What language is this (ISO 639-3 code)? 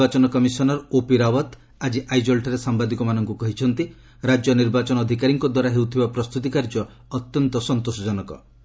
ori